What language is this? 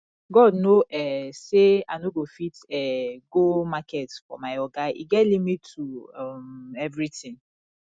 Nigerian Pidgin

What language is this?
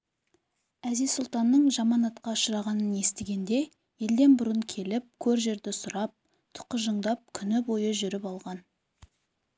Kazakh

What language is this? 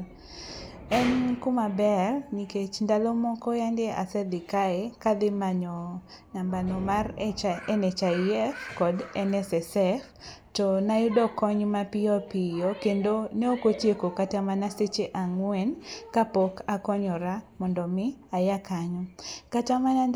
Luo (Kenya and Tanzania)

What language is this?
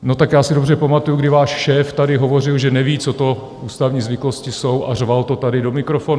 Czech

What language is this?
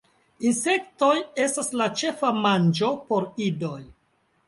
Esperanto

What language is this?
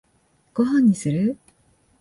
Japanese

